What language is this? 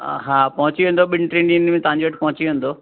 Sindhi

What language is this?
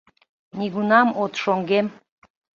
Mari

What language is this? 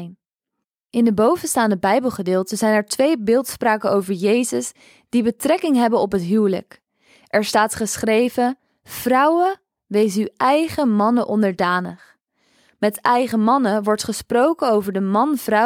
Dutch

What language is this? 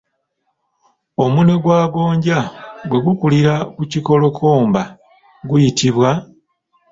Ganda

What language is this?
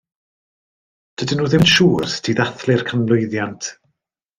Welsh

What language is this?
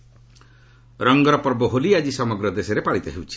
Odia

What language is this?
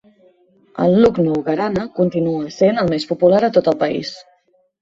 Catalan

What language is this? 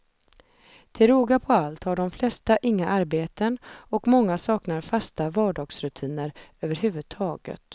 Swedish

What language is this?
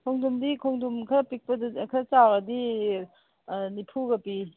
Manipuri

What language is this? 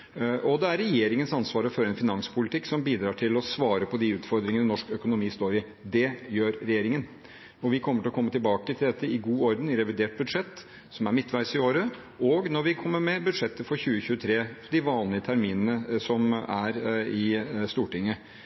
Norwegian Bokmål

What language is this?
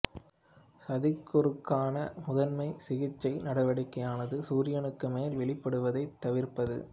Tamil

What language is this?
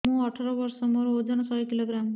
Odia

